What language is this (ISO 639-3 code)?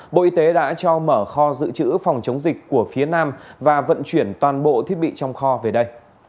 vie